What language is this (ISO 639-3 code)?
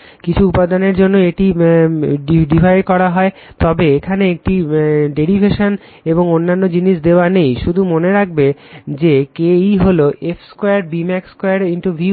ben